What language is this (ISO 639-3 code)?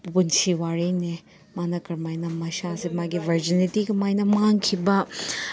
mni